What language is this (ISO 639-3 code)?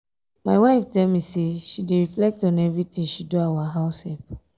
pcm